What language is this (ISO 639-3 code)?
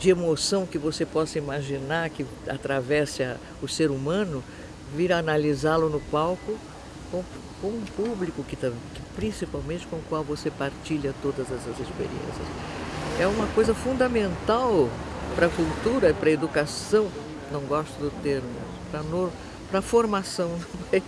por